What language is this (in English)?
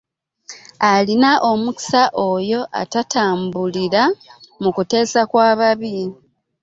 Ganda